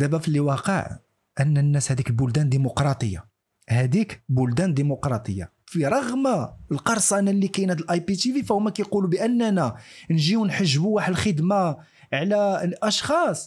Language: Arabic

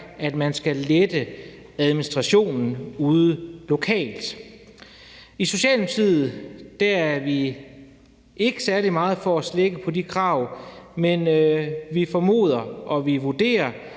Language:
Danish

